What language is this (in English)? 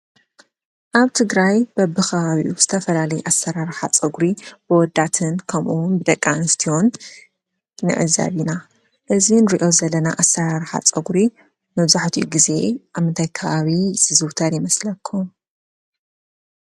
Tigrinya